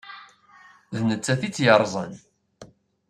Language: Kabyle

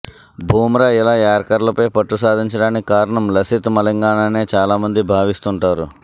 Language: Telugu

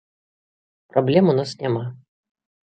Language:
Belarusian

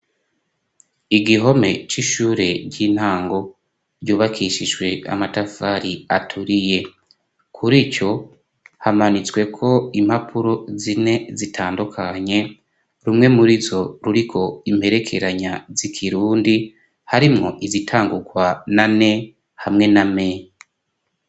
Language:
Rundi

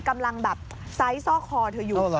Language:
Thai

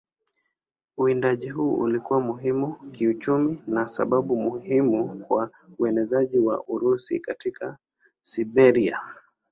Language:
Swahili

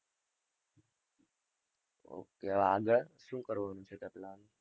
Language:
Gujarati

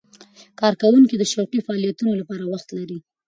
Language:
Pashto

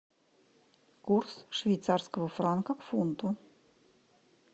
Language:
Russian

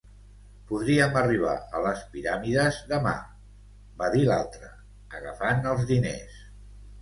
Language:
Catalan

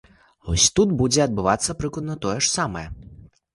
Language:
Belarusian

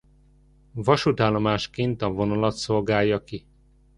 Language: Hungarian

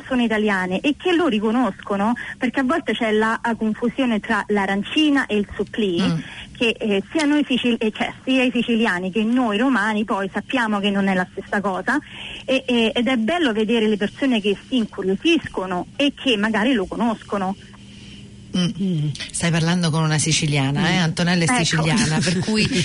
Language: Italian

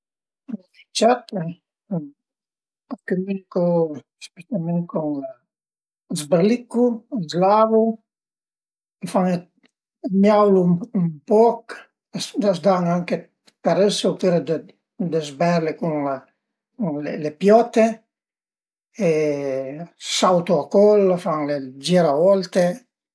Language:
Piedmontese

